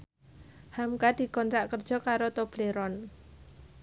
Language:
Javanese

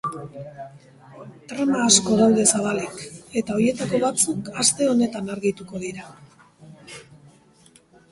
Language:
Basque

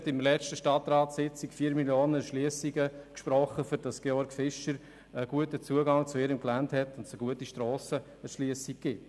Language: Swiss German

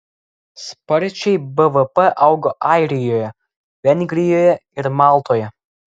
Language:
Lithuanian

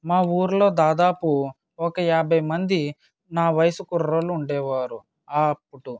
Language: Telugu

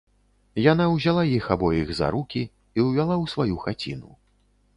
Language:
Belarusian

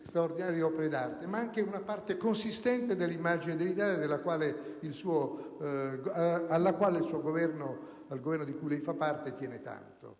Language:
Italian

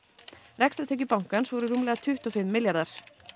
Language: Icelandic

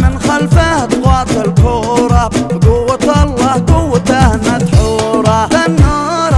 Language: Arabic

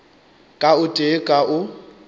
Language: Northern Sotho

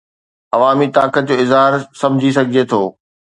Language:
Sindhi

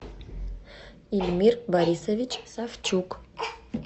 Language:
Russian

